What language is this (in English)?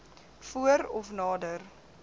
Afrikaans